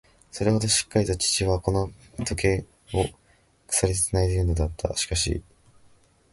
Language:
Japanese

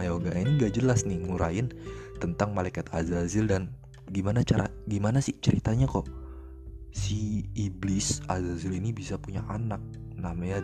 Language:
Indonesian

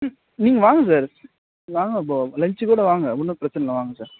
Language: Tamil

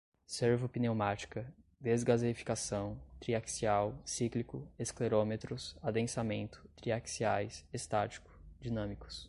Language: Portuguese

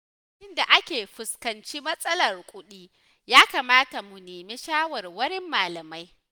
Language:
Hausa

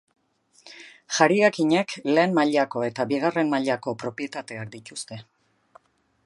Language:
Basque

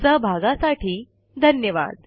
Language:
Marathi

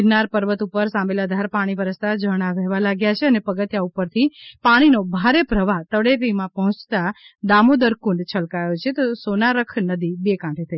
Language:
Gujarati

